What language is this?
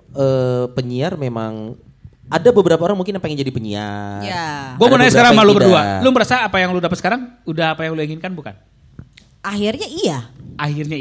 Indonesian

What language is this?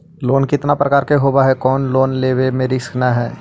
Magahi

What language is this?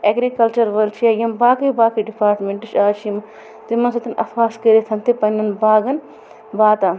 Kashmiri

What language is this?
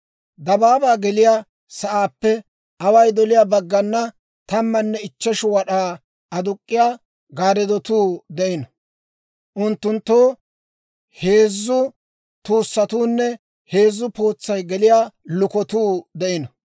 Dawro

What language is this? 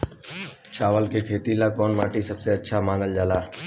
Bhojpuri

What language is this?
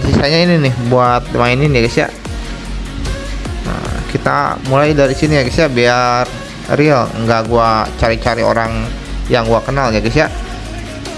Indonesian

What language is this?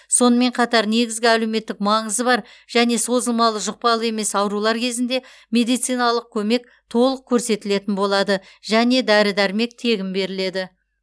Kazakh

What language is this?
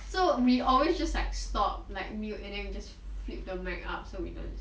English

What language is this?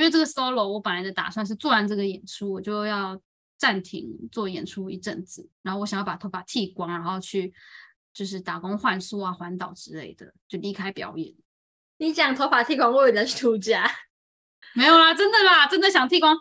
Chinese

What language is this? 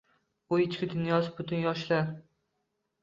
Uzbek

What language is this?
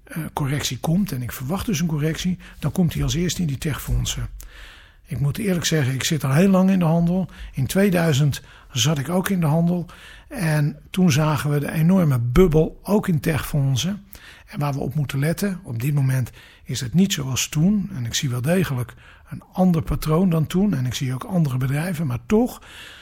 Dutch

